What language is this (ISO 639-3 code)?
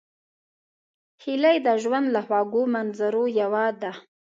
pus